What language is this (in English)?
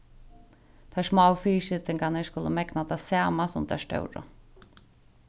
Faroese